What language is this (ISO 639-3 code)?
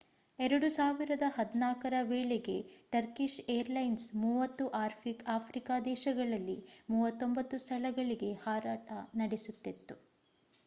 kan